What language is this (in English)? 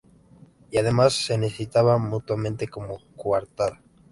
Spanish